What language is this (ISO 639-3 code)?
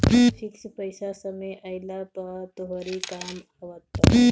bho